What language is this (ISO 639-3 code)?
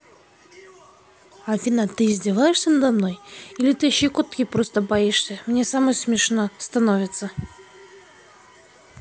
rus